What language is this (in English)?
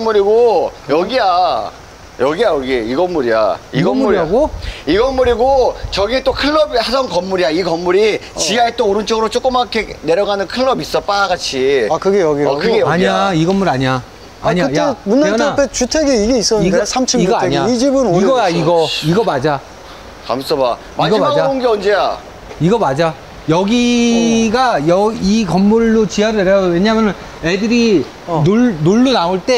Korean